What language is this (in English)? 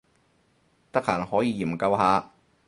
Cantonese